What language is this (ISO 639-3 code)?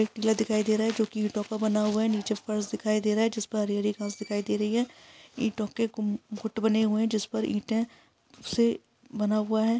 hin